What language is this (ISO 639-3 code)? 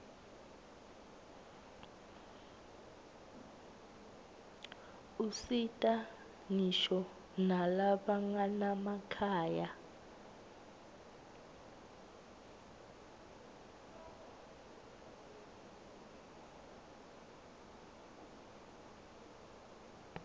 ssw